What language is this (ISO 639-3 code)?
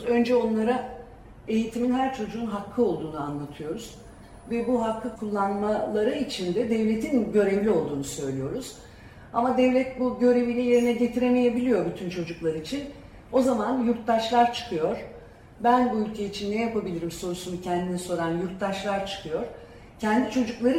tur